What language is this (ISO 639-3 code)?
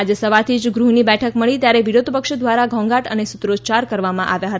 guj